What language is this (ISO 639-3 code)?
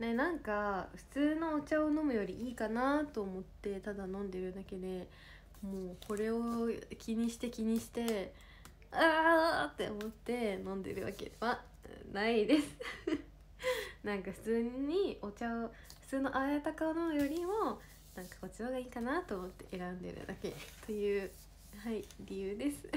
jpn